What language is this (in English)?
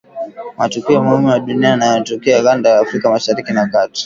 Swahili